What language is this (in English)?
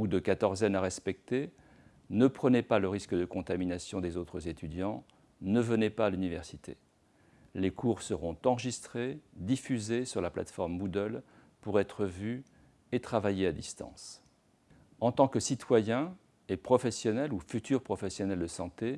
French